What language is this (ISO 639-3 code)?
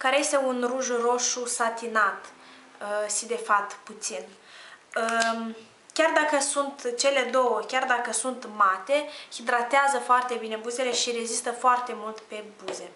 ron